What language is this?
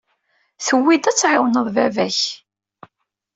Kabyle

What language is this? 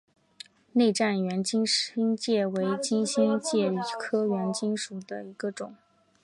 Chinese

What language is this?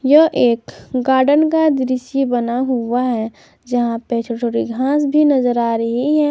Hindi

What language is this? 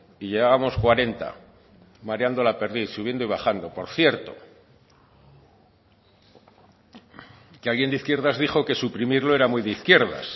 Spanish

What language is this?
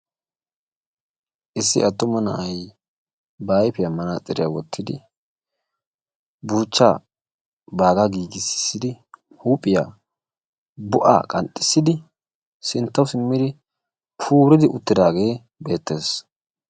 Wolaytta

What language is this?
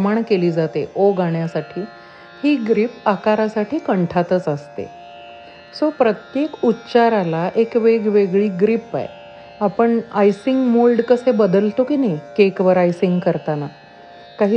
Marathi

